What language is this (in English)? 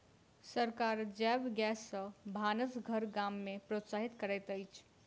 Maithili